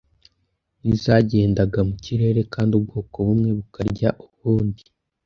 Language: Kinyarwanda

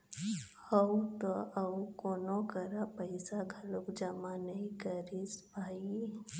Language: Chhattisgarhi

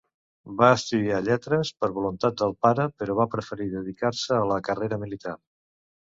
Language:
Catalan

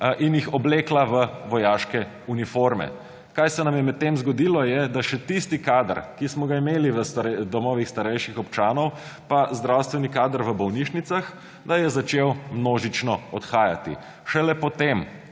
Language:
Slovenian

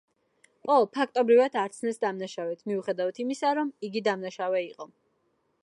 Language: Georgian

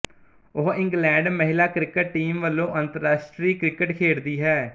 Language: Punjabi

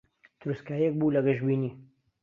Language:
Central Kurdish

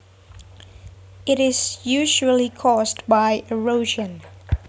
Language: Javanese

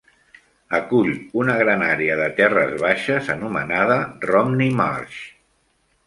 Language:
Catalan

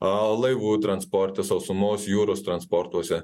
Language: Lithuanian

